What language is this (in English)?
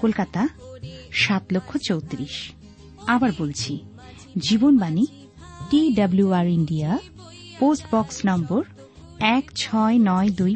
Bangla